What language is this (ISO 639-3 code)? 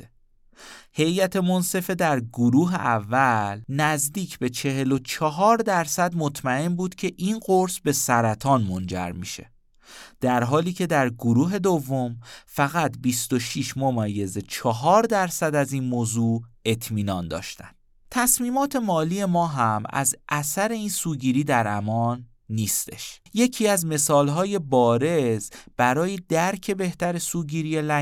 fas